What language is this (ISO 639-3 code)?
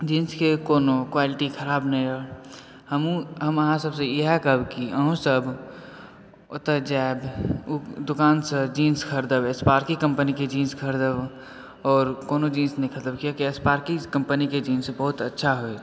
mai